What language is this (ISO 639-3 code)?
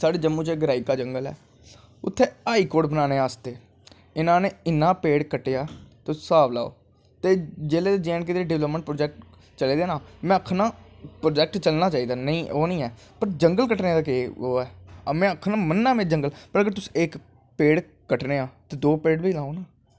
doi